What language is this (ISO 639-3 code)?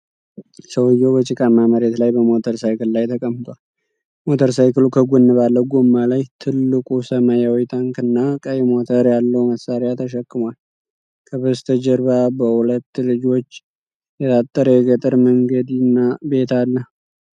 amh